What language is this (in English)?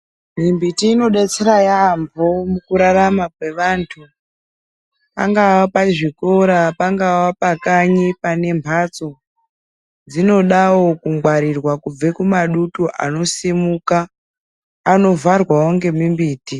Ndau